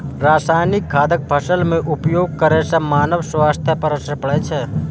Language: Maithili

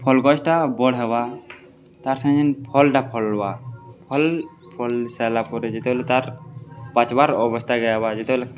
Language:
Odia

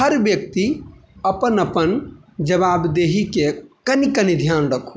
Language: Maithili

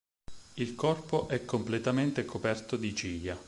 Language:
Italian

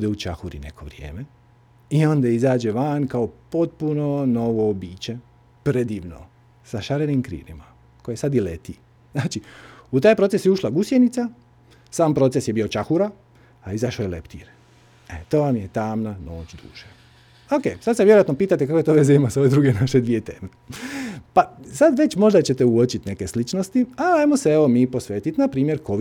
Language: Croatian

